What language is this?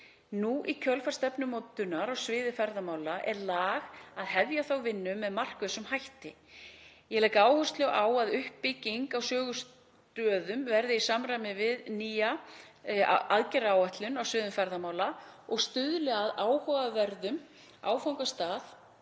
Icelandic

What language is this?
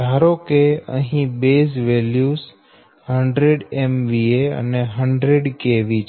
Gujarati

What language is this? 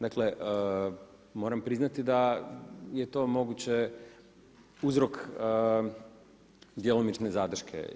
Croatian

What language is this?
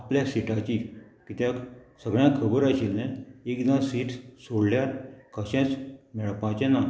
Konkani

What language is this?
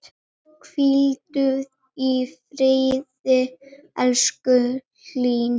Icelandic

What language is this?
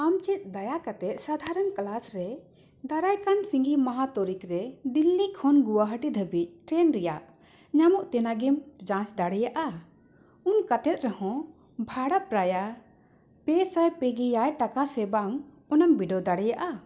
Santali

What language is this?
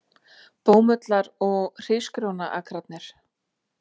Icelandic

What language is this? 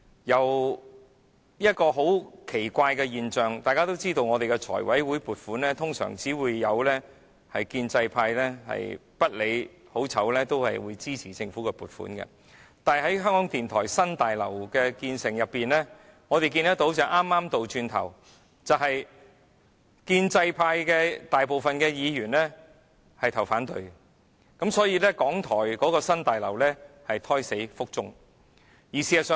Cantonese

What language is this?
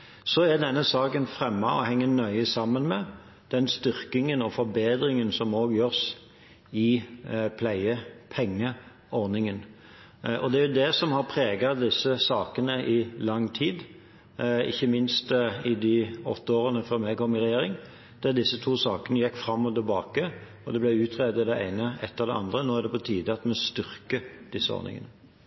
Norwegian Bokmål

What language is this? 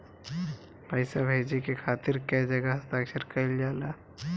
Bhojpuri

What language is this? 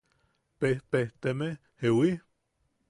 Yaqui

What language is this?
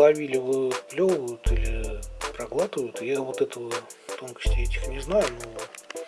Russian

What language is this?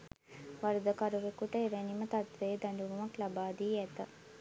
Sinhala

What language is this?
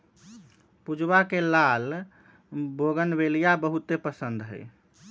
Magahi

